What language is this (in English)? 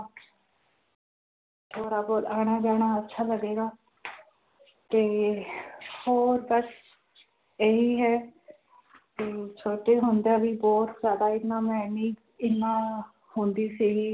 Punjabi